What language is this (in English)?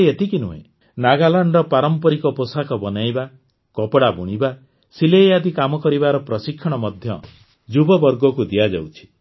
Odia